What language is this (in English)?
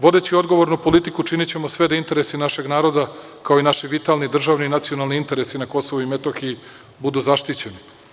Serbian